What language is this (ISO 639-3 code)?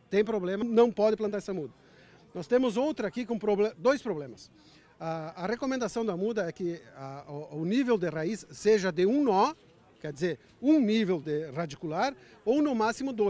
por